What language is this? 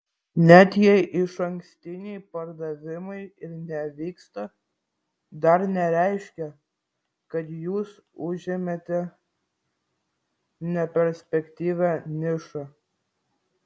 Lithuanian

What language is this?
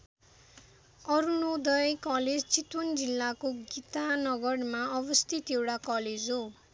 Nepali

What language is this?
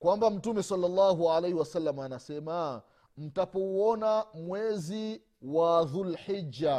Swahili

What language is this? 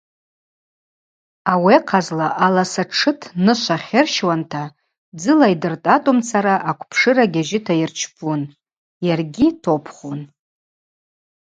Abaza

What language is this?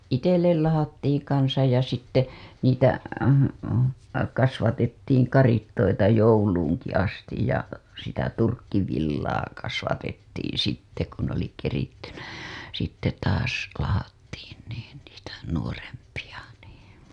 Finnish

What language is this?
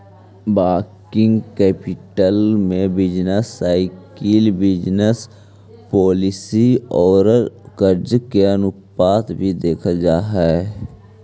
Magahi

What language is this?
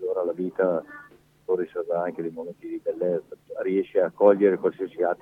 Italian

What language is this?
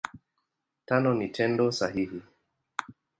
Swahili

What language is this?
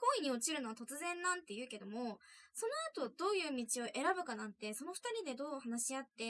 Japanese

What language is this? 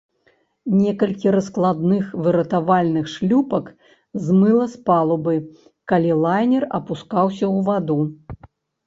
Belarusian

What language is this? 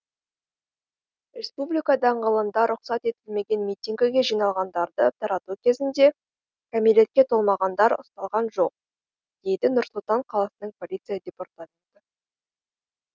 Kazakh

